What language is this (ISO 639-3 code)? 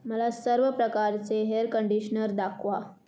mar